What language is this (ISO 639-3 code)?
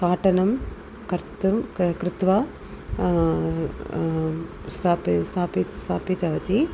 san